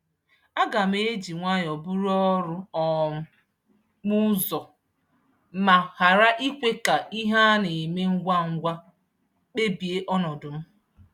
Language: Igbo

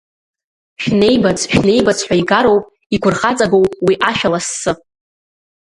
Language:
Abkhazian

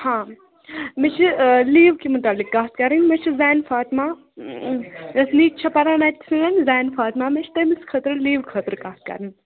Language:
Kashmiri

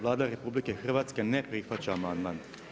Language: Croatian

